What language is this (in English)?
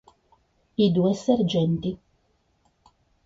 Italian